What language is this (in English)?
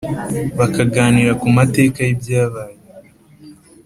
Kinyarwanda